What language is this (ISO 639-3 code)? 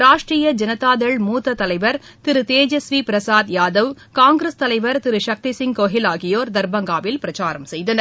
tam